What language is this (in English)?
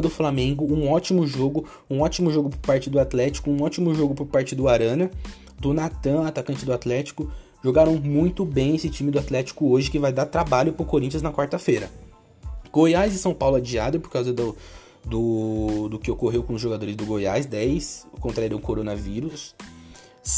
Portuguese